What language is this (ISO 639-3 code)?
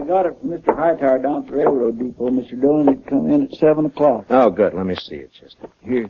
eng